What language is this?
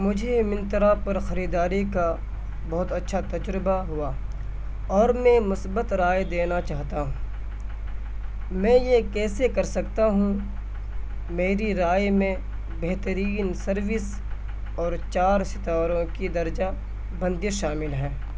Urdu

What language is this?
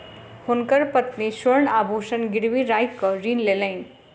Maithili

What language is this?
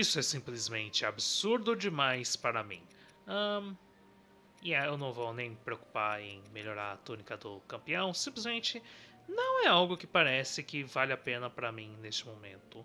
Portuguese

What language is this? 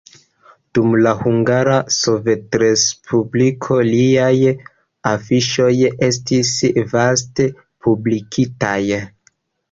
Esperanto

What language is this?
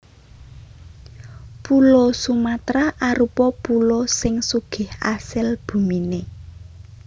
Javanese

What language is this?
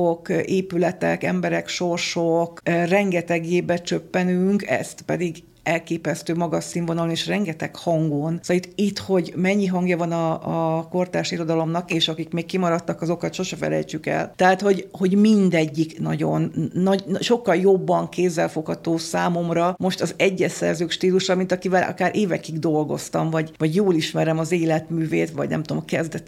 Hungarian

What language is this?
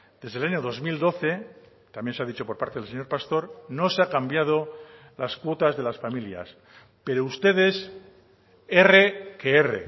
Spanish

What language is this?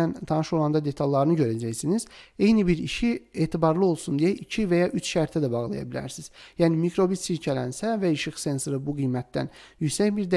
Turkish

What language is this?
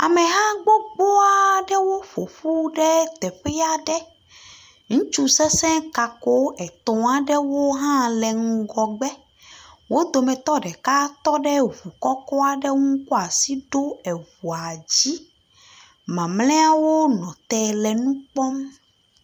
Ewe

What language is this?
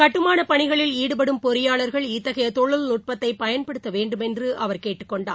Tamil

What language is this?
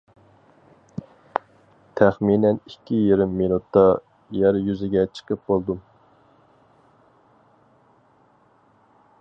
Uyghur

